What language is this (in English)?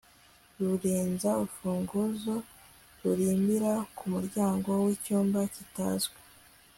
Kinyarwanda